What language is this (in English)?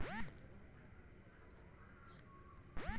Chhattisgarhi